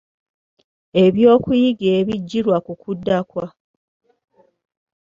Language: Ganda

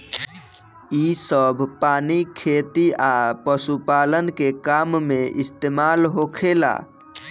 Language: Bhojpuri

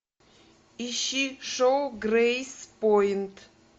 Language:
Russian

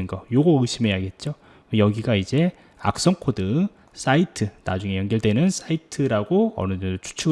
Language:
Korean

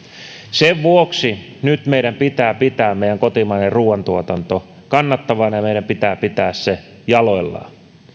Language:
Finnish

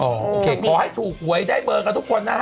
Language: Thai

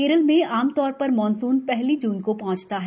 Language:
Hindi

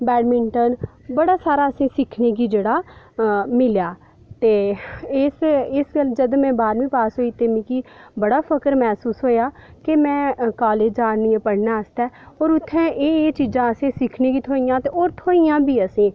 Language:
Dogri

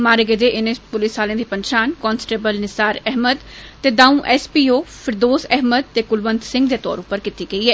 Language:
Dogri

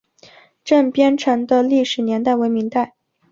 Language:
Chinese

